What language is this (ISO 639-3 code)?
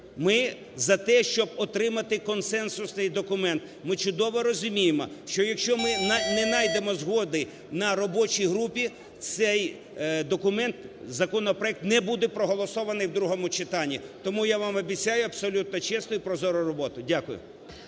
ukr